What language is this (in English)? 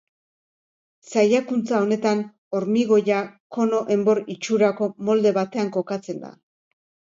Basque